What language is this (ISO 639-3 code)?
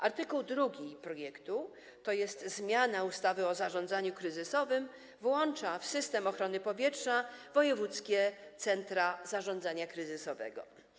pol